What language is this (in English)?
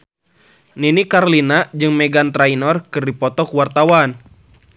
Sundanese